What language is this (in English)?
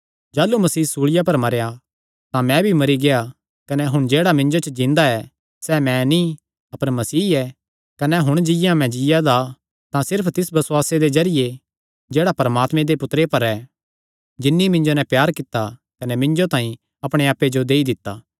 Kangri